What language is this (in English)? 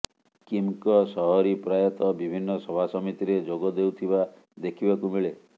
Odia